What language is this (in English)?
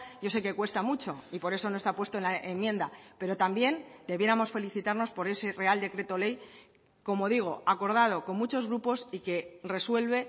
Spanish